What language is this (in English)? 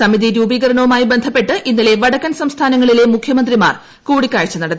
Malayalam